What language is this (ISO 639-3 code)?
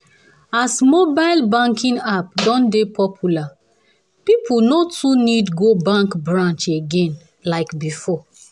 pcm